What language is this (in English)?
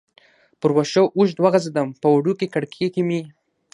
Pashto